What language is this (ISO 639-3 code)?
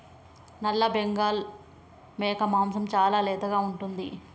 tel